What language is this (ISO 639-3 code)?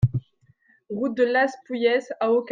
fra